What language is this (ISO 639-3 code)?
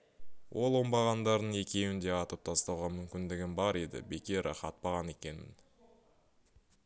kaz